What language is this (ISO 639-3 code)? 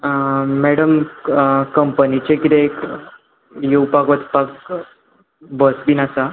kok